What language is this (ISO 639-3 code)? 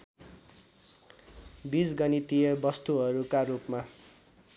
nep